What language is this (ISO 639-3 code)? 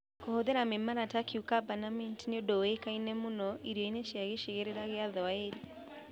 kik